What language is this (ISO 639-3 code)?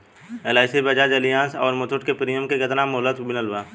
bho